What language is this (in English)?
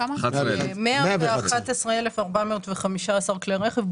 Hebrew